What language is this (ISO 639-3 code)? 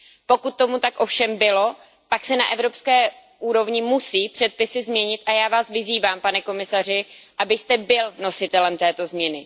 ces